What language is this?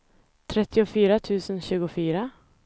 Swedish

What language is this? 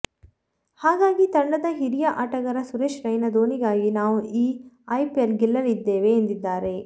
Kannada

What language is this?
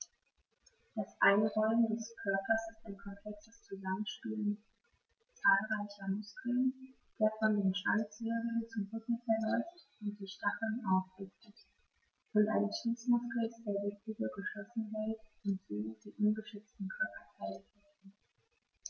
German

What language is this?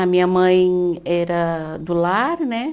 Portuguese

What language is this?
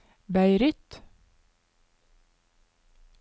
Norwegian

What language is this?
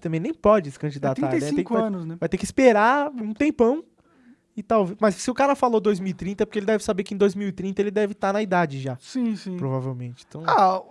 Portuguese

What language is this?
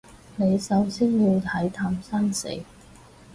Cantonese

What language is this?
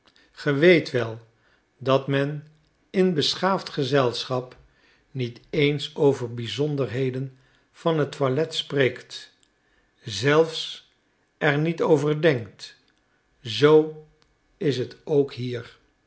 Dutch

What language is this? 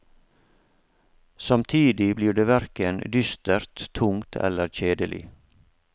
Norwegian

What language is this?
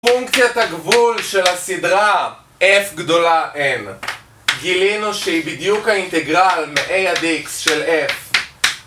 Hebrew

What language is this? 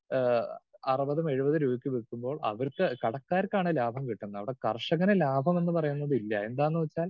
Malayalam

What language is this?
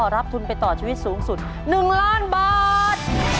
Thai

